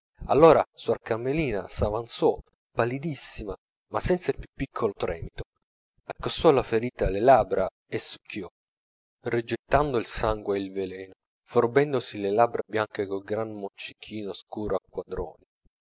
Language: Italian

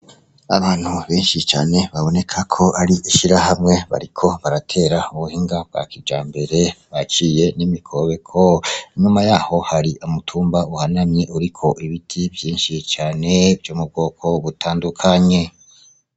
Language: Rundi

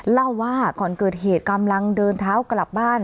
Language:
Thai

